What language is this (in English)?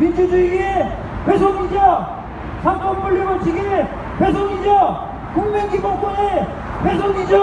Korean